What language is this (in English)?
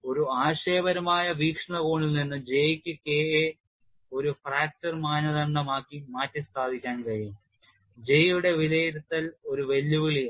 Malayalam